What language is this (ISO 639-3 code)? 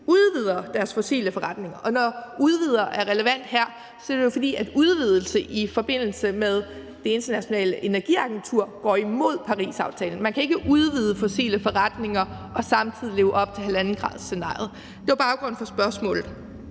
dan